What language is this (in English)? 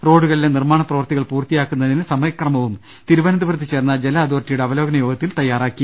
Malayalam